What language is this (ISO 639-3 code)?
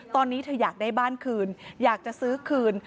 tha